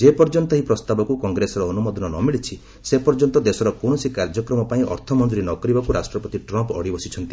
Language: Odia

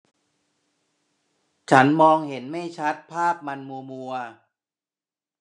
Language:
Thai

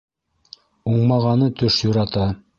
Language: Bashkir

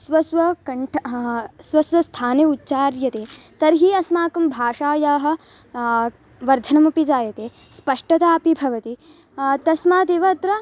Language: Sanskrit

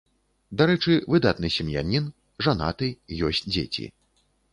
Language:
Belarusian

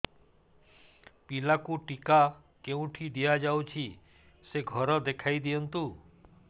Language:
Odia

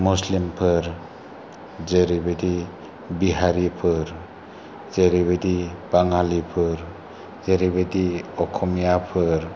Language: Bodo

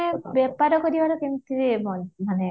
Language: Odia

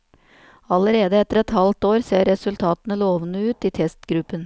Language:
Norwegian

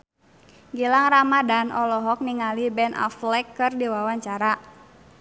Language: Sundanese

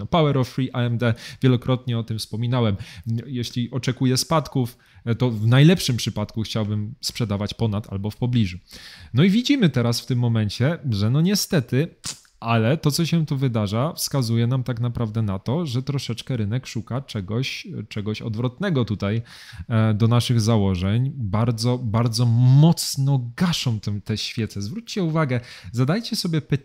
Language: Polish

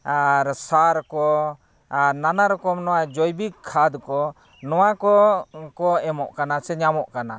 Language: Santali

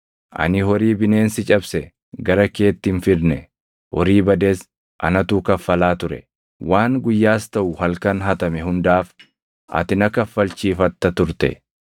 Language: Oromo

